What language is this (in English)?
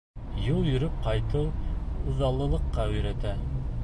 Bashkir